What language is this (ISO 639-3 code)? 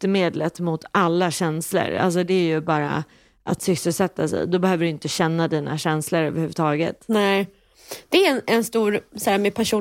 swe